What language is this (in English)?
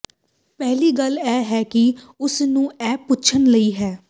Punjabi